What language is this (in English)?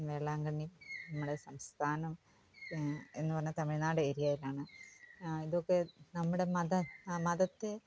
Malayalam